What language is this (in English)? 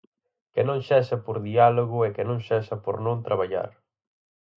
Galician